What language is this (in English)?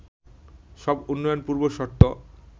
Bangla